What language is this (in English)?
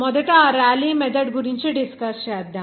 Telugu